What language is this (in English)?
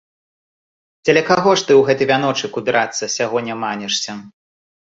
Belarusian